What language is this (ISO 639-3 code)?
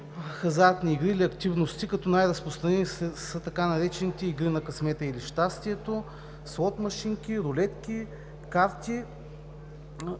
bul